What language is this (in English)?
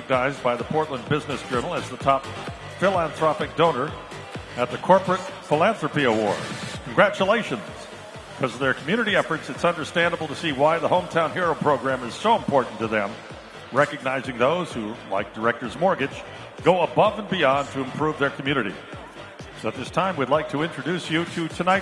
English